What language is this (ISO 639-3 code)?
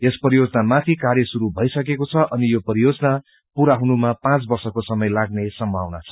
nep